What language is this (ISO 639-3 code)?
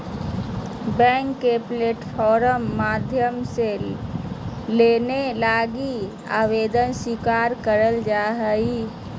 mag